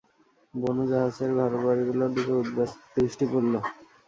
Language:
Bangla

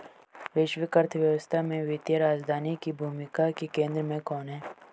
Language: Hindi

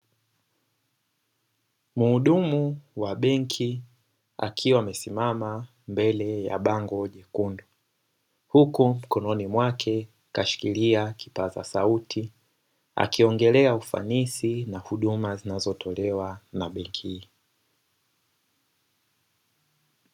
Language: Swahili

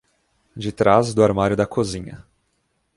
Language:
Portuguese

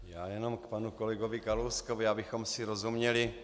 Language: Czech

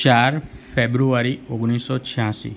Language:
Gujarati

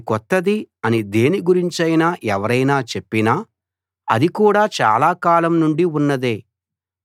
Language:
Telugu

